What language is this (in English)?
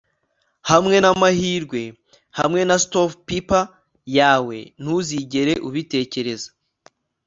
Kinyarwanda